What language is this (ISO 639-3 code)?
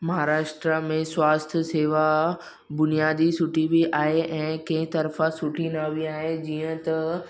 snd